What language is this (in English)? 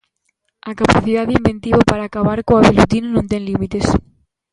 Galician